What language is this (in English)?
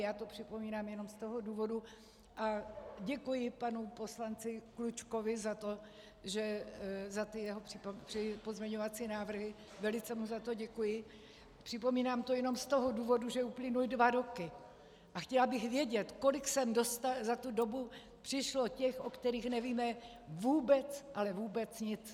Czech